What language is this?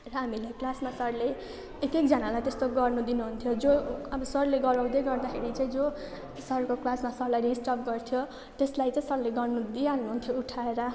Nepali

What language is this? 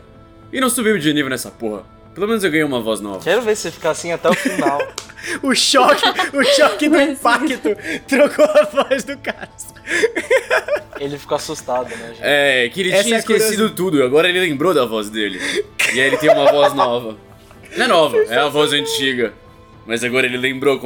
Portuguese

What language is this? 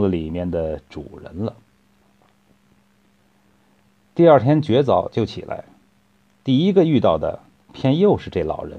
Chinese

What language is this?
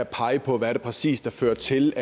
Danish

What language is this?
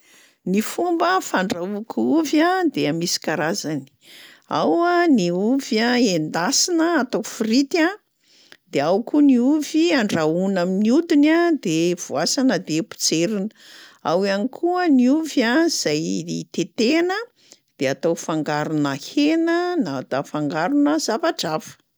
Malagasy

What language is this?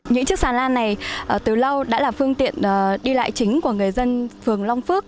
Vietnamese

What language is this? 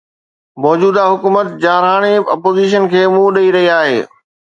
Sindhi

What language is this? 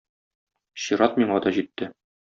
Tatar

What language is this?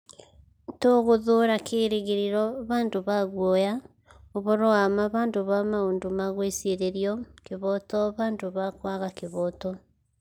Kikuyu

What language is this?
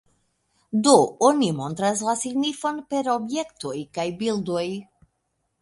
Esperanto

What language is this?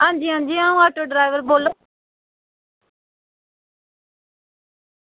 Dogri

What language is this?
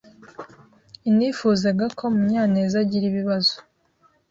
Kinyarwanda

